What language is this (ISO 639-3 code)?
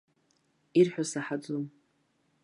abk